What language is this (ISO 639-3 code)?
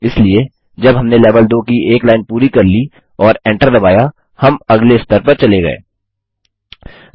hin